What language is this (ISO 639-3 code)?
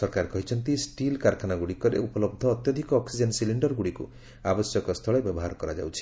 ori